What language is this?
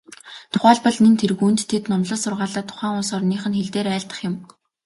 Mongolian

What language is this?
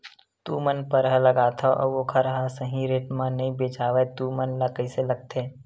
Chhattisgarhi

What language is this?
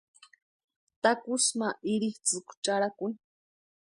Western Highland Purepecha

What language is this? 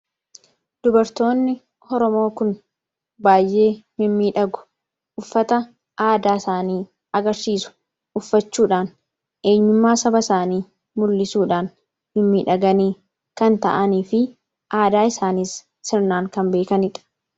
Oromo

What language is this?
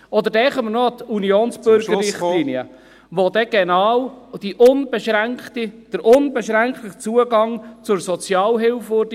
Swiss German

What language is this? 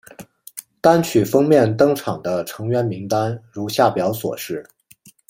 Chinese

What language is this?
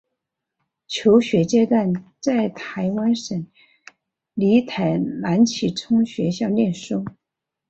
Chinese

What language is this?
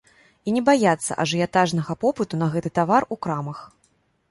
Belarusian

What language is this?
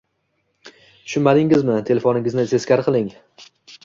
Uzbek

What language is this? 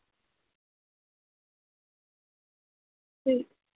Dogri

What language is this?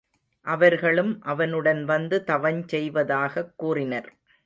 Tamil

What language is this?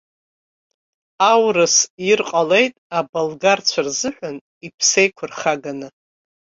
Abkhazian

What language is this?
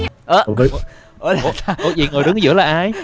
Vietnamese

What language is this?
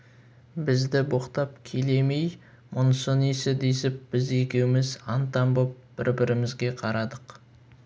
Kazakh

